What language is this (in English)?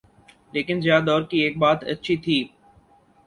Urdu